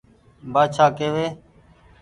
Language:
Goaria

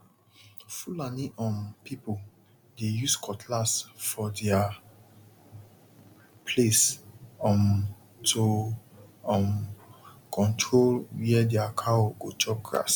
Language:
Nigerian Pidgin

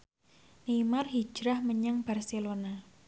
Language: Javanese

